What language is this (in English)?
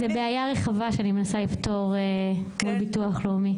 Hebrew